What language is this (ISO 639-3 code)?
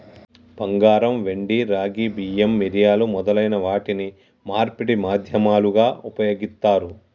tel